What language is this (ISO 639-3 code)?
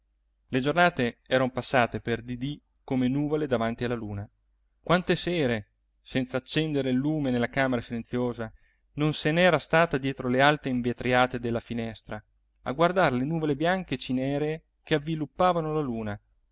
ita